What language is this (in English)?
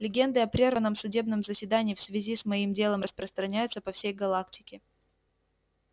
Russian